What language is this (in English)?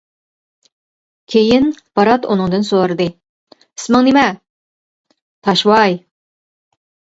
Uyghur